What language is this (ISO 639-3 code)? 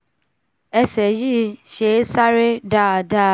yor